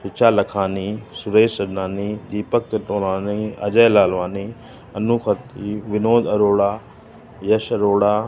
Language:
Sindhi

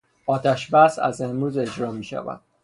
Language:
Persian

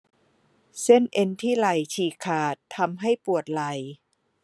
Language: Thai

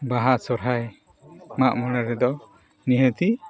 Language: Santali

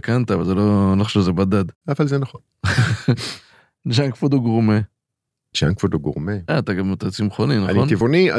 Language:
Hebrew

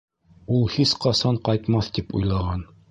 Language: Bashkir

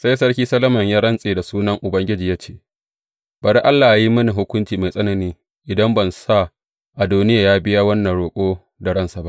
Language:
Hausa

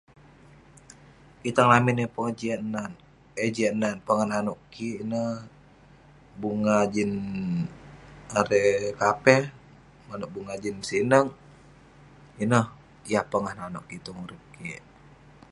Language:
Western Penan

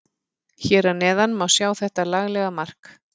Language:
Icelandic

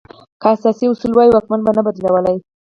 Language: Pashto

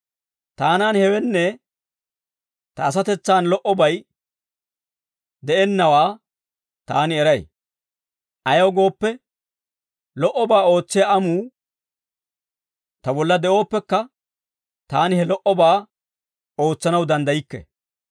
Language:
Dawro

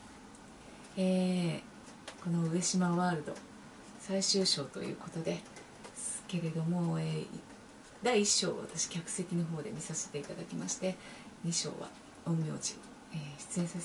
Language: Japanese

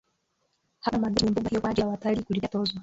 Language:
Swahili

